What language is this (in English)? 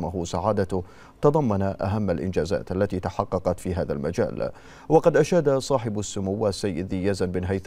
Arabic